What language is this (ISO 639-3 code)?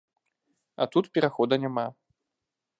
bel